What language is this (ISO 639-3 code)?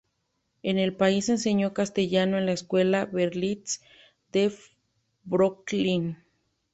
spa